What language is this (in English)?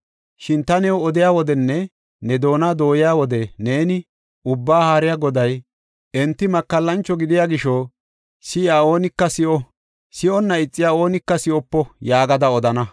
Gofa